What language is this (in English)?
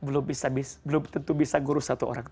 Indonesian